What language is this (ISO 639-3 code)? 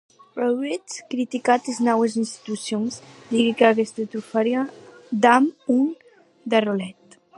oci